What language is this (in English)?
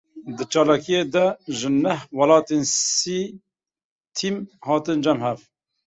Kurdish